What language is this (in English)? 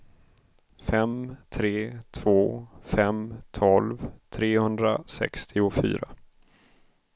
Swedish